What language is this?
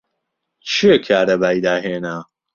Central Kurdish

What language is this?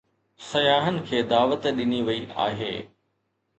Sindhi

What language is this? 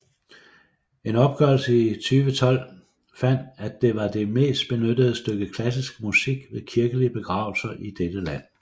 Danish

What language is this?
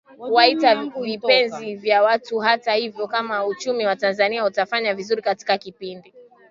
Swahili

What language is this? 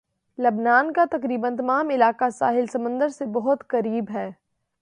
Urdu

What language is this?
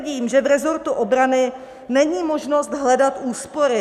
Czech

